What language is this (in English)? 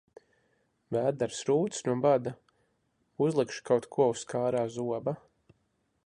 Latvian